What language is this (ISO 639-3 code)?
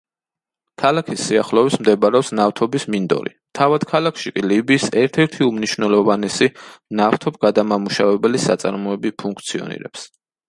kat